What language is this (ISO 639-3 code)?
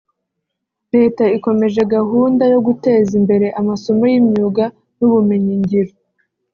kin